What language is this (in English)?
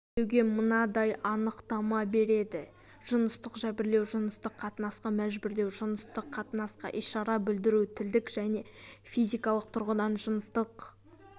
Kazakh